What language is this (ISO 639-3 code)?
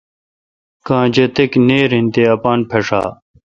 xka